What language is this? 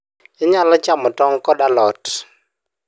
Luo (Kenya and Tanzania)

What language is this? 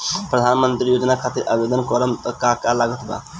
Bhojpuri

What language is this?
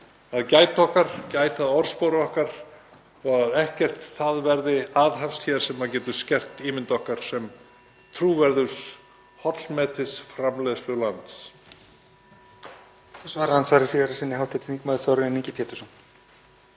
Icelandic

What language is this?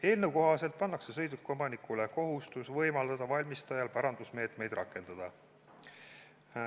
Estonian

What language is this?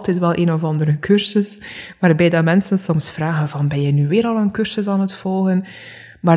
Dutch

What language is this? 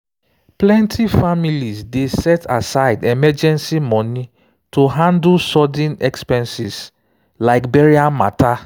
Nigerian Pidgin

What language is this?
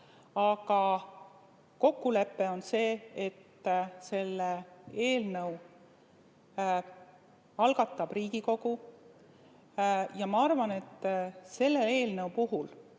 Estonian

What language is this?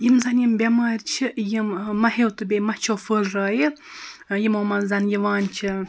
Kashmiri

